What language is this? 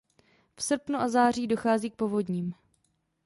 Czech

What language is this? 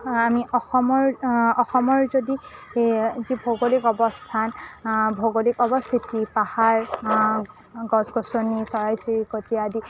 Assamese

